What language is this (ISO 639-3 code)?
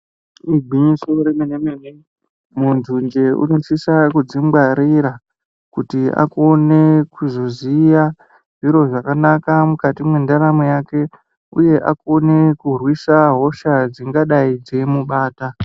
ndc